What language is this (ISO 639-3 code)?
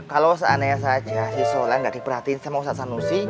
ind